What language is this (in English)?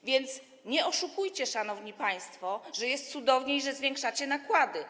Polish